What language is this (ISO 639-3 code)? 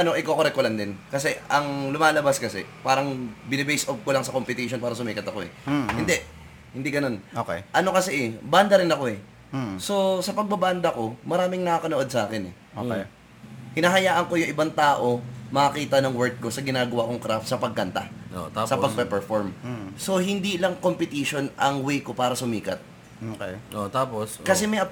fil